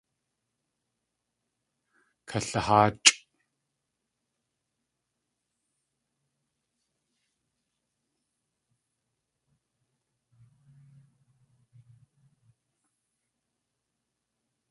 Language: Tlingit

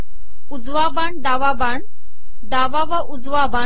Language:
Marathi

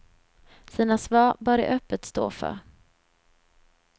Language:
Swedish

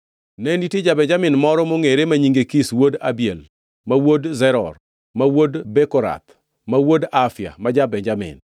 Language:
Luo (Kenya and Tanzania)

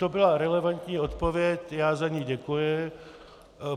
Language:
Czech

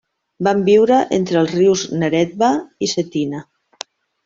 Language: Catalan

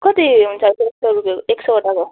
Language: Nepali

